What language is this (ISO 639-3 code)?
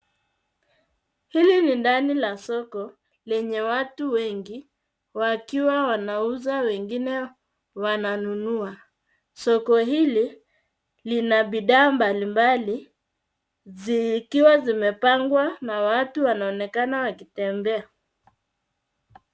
swa